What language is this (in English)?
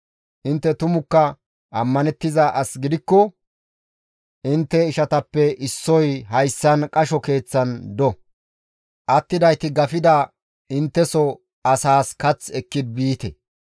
Gamo